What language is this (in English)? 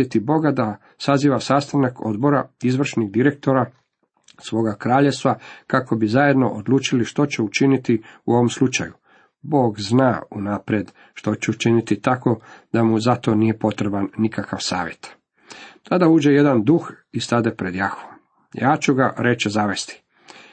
Croatian